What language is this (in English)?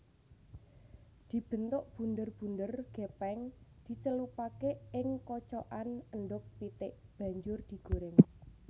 Javanese